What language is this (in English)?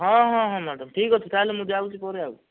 Odia